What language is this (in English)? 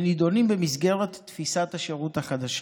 Hebrew